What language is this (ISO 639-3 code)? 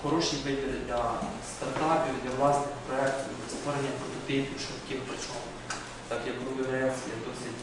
ukr